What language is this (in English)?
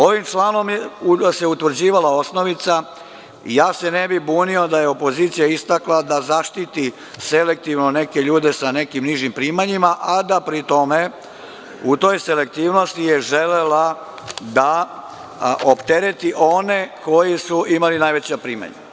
Serbian